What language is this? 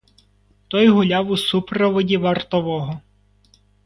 Ukrainian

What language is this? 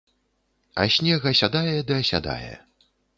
Belarusian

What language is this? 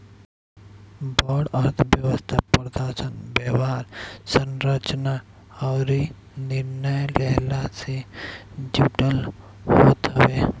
Bhojpuri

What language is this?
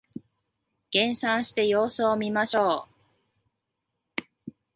Japanese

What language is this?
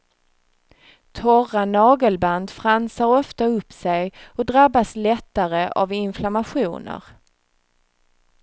Swedish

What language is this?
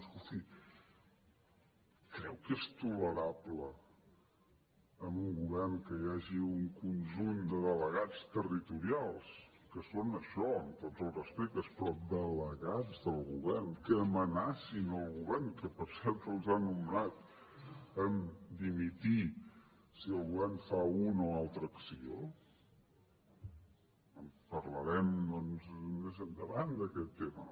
Catalan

